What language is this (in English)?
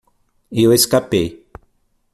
Portuguese